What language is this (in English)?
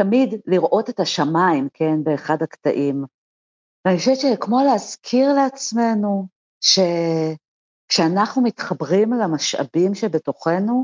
Hebrew